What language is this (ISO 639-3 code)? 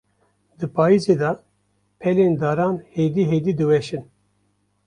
kur